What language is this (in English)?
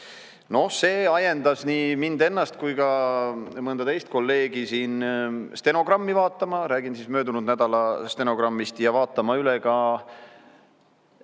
Estonian